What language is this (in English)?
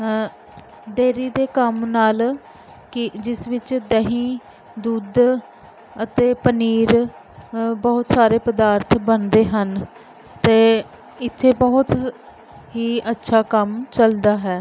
Punjabi